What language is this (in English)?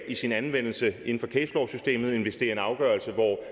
Danish